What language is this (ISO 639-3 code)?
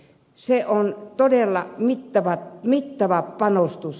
fin